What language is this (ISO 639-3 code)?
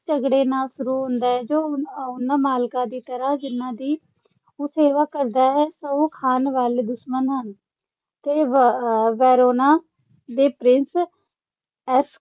pan